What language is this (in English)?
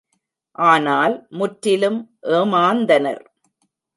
Tamil